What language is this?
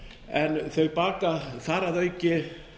Icelandic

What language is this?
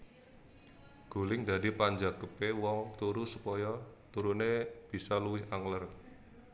Javanese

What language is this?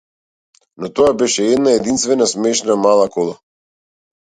Macedonian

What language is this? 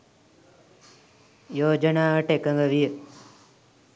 Sinhala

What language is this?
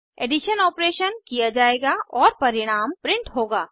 Hindi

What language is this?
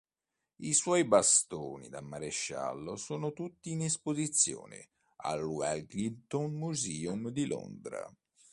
Italian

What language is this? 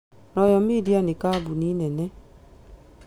Kikuyu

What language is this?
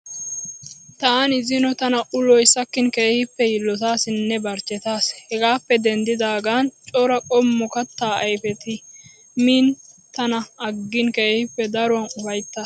Wolaytta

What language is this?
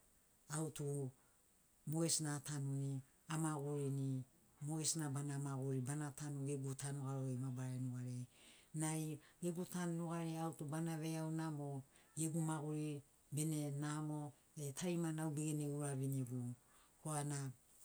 Sinaugoro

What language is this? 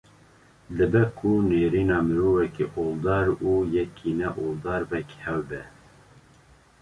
Kurdish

